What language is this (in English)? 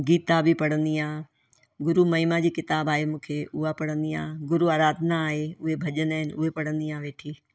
Sindhi